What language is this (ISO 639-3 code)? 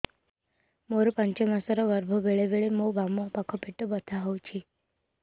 ori